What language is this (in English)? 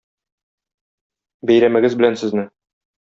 Tatar